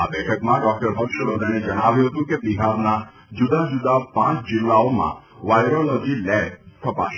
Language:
Gujarati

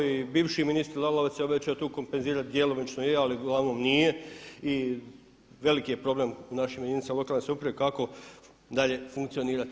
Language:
Croatian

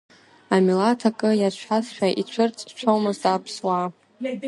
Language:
Abkhazian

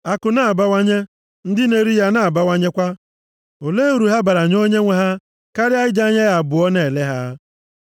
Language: Igbo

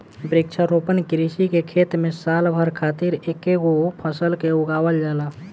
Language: Bhojpuri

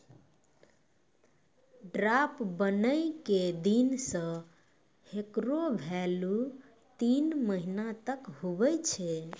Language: Maithili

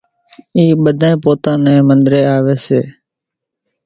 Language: Kachi Koli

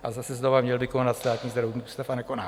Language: Czech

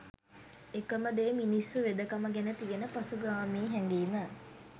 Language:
Sinhala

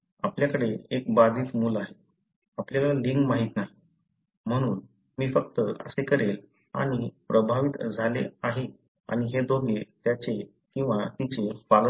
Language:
Marathi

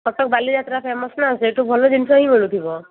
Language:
Odia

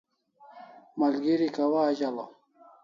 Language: Kalasha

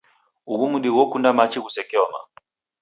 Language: Taita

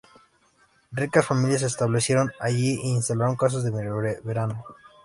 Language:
Spanish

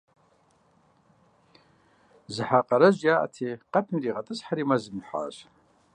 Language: Kabardian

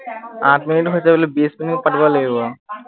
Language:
Assamese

